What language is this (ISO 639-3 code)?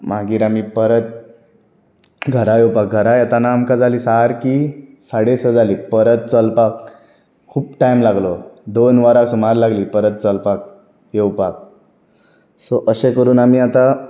kok